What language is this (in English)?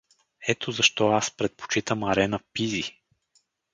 Bulgarian